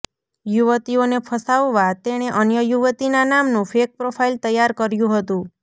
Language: Gujarati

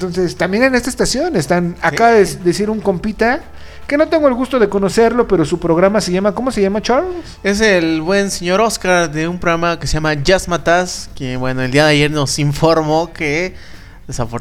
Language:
Spanish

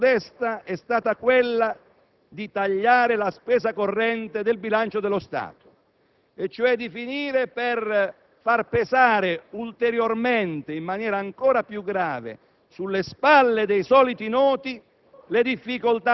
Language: Italian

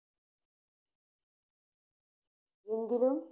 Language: Malayalam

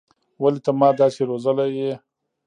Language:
Pashto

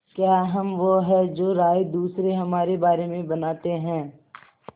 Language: Hindi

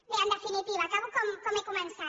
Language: Catalan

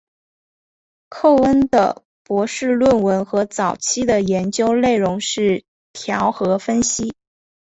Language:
Chinese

